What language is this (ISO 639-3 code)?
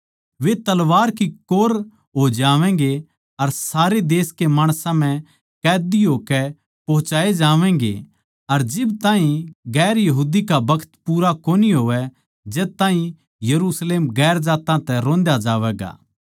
bgc